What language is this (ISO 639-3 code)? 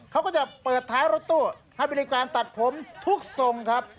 tha